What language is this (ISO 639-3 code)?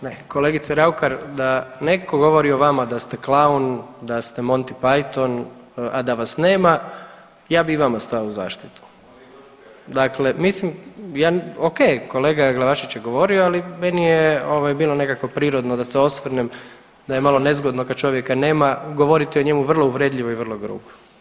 hrv